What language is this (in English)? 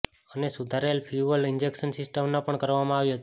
Gujarati